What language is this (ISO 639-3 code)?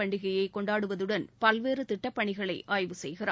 tam